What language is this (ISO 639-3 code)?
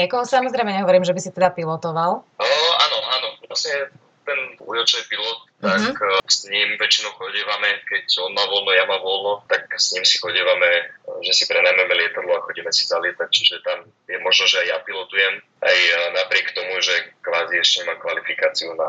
slk